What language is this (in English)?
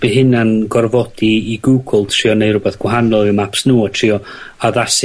Welsh